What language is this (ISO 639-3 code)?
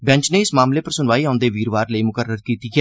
doi